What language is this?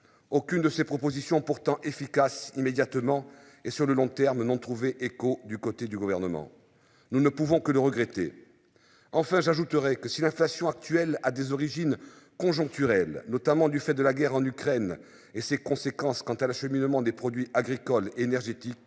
French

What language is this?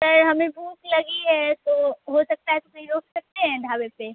Urdu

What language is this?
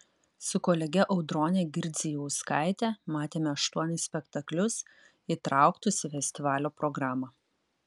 Lithuanian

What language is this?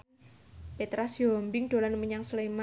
Javanese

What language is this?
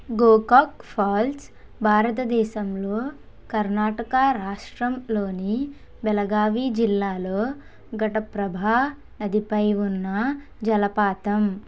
Telugu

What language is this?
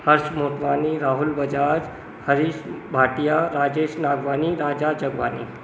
Sindhi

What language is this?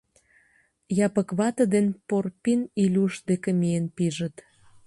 Mari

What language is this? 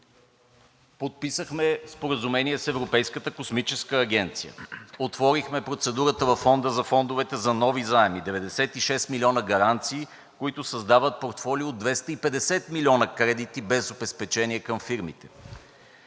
Bulgarian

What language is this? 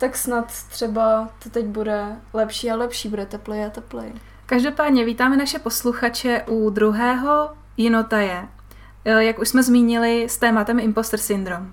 Czech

